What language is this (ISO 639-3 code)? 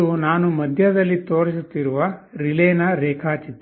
kan